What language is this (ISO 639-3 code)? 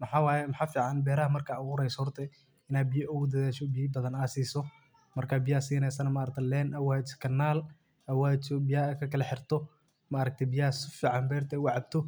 som